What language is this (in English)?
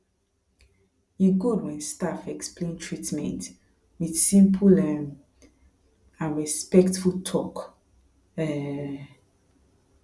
Nigerian Pidgin